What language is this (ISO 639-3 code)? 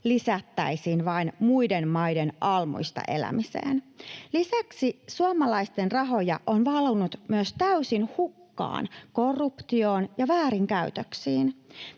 fin